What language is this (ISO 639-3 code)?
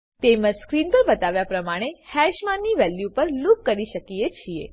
guj